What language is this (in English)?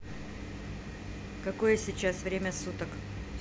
Russian